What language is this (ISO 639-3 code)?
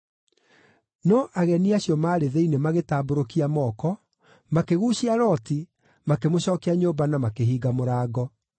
kik